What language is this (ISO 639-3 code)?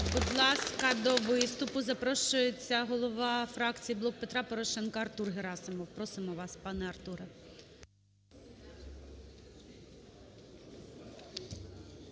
ukr